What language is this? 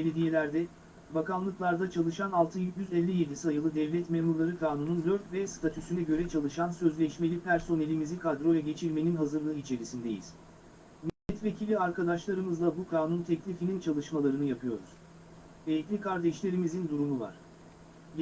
Turkish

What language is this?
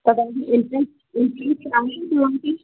Sindhi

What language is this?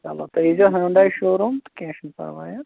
Kashmiri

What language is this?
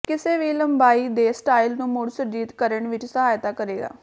Punjabi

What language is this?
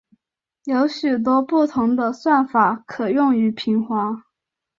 Chinese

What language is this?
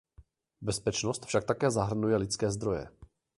Czech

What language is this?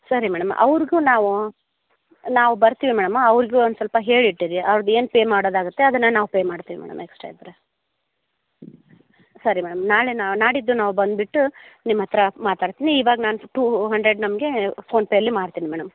Kannada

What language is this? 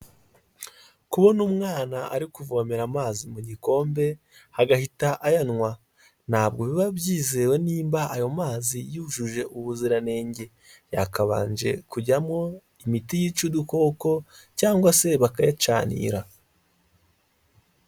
Kinyarwanda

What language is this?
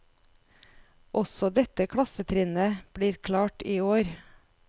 Norwegian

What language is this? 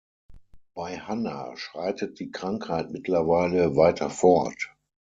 German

